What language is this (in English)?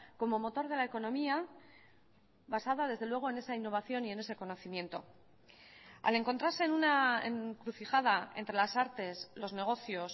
Spanish